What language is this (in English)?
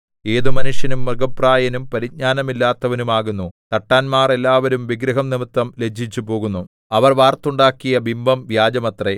Malayalam